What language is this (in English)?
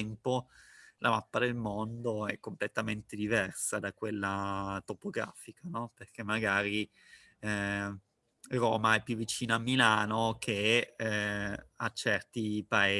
Italian